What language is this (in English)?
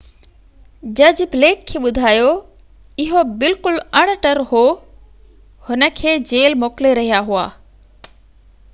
Sindhi